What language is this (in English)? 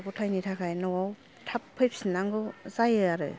Bodo